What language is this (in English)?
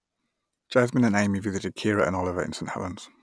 English